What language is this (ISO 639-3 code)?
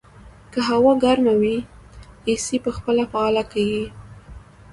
pus